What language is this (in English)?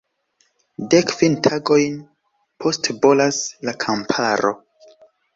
Esperanto